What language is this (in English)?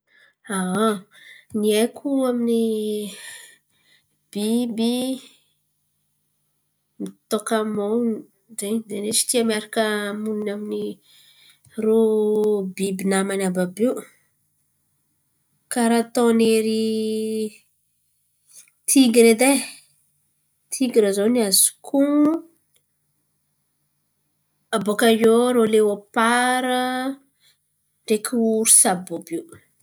Antankarana Malagasy